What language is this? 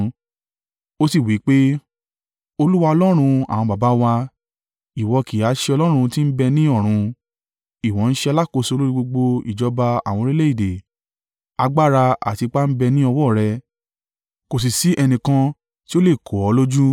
Yoruba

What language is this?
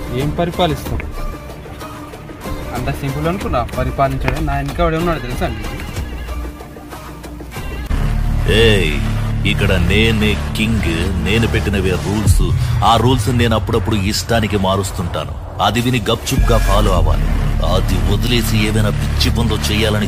Arabic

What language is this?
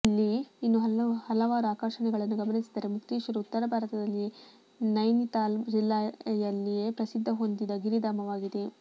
Kannada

